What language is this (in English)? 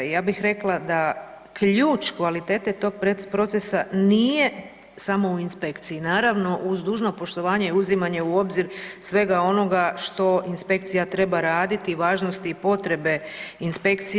Croatian